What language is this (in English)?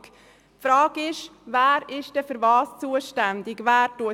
Swiss German